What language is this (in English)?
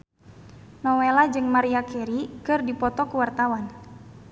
Sundanese